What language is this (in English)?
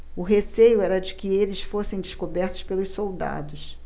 Portuguese